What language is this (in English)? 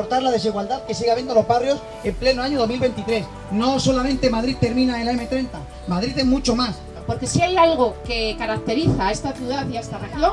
Spanish